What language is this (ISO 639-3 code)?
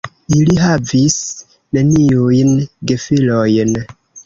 epo